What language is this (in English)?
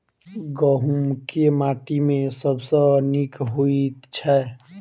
Maithili